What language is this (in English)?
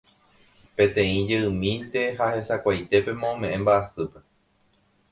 Guarani